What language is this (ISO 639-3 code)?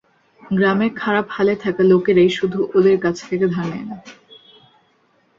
ben